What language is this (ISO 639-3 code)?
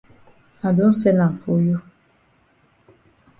wes